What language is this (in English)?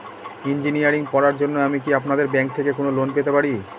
Bangla